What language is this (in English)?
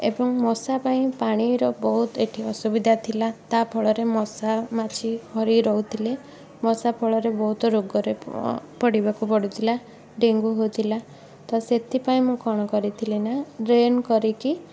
Odia